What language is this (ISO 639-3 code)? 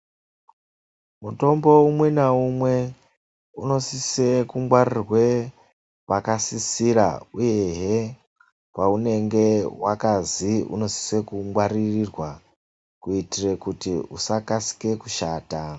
ndc